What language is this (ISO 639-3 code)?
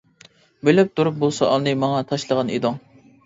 uig